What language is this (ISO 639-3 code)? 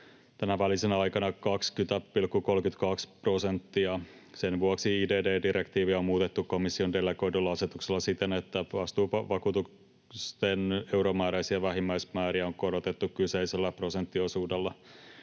fin